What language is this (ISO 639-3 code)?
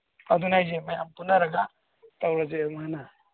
mni